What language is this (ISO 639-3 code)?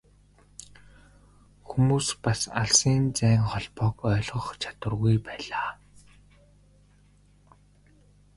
mon